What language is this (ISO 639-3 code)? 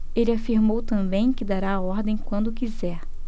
por